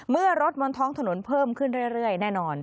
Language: Thai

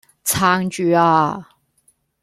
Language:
Cantonese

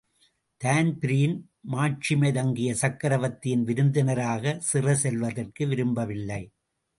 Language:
Tamil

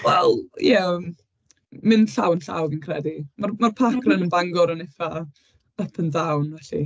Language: Welsh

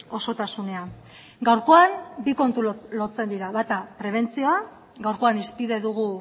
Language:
Basque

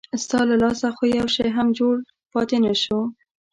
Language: Pashto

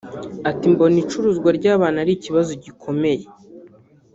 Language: Kinyarwanda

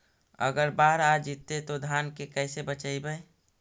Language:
Magahi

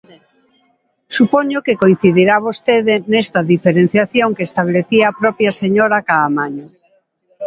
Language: Galician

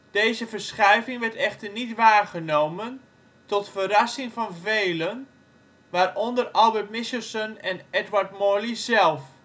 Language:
Dutch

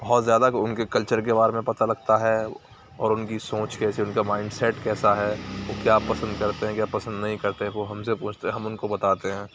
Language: Urdu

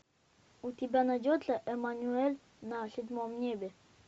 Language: Russian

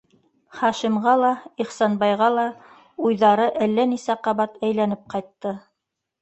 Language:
Bashkir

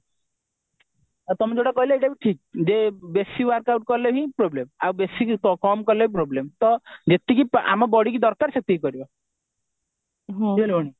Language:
Odia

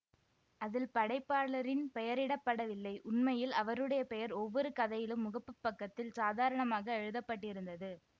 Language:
Tamil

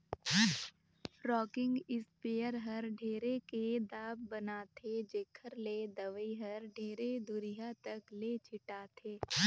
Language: Chhattisgarhi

